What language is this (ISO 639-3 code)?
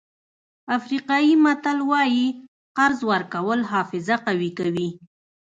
pus